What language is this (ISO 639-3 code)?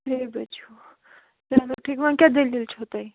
kas